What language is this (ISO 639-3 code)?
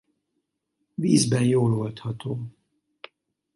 hun